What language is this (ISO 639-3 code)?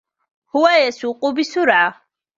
ara